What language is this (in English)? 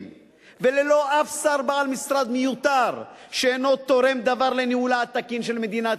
Hebrew